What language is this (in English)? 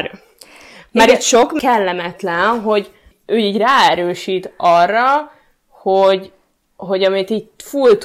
Hungarian